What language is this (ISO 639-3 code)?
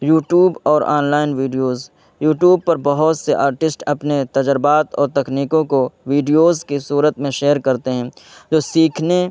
urd